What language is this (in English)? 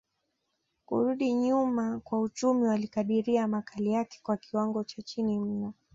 Swahili